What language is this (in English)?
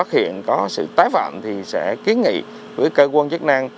Vietnamese